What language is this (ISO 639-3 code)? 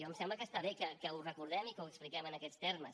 cat